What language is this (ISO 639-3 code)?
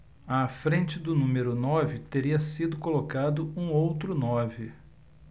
por